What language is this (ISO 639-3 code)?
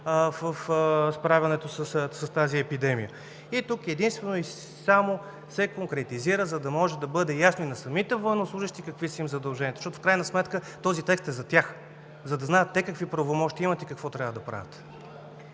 bul